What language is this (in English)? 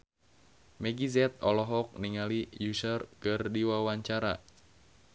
Sundanese